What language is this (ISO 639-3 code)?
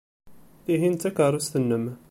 kab